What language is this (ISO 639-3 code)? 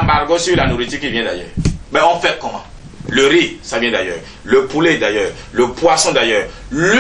fra